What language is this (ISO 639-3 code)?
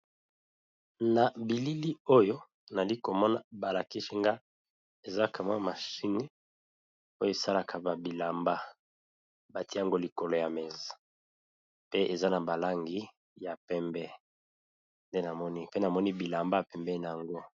lin